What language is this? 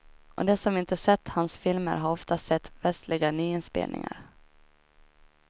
Swedish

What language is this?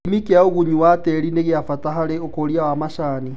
Kikuyu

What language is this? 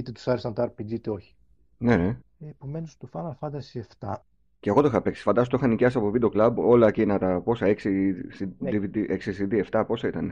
Greek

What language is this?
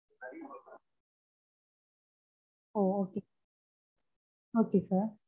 Tamil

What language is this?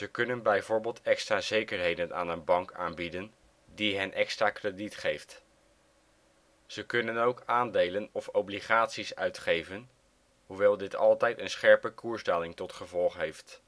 Dutch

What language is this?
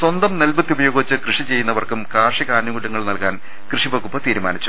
Malayalam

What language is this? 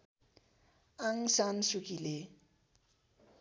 Nepali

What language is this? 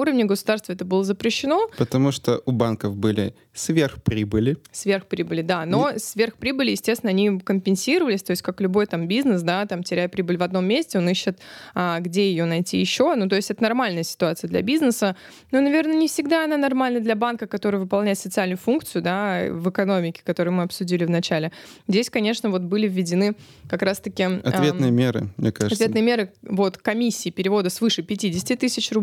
Russian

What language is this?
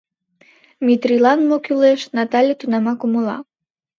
Mari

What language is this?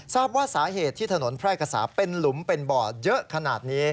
Thai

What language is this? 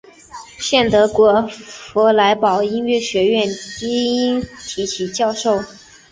Chinese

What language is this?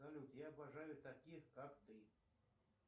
Russian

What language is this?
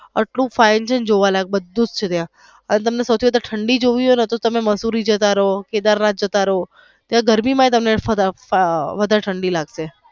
Gujarati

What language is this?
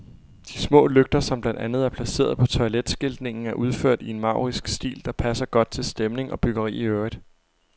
Danish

